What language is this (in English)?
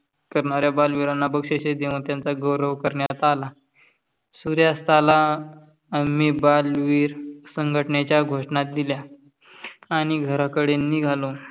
Marathi